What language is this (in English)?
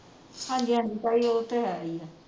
Punjabi